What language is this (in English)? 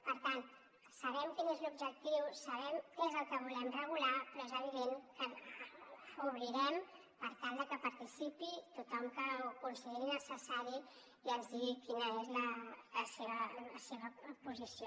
Catalan